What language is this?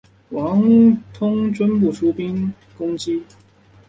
Chinese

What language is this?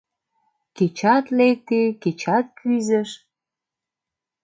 Mari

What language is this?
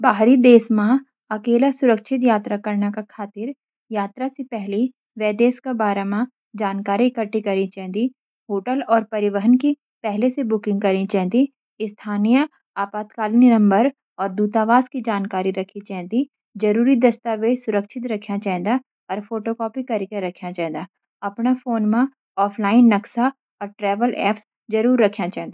Garhwali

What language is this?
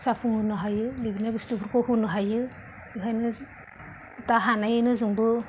Bodo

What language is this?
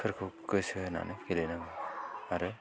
Bodo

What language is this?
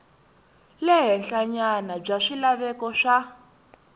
Tsonga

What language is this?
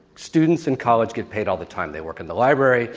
English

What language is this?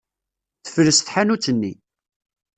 Kabyle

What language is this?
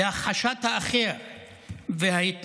Hebrew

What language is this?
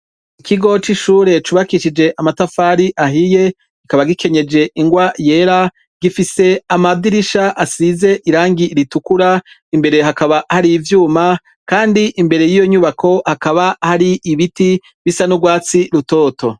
Rundi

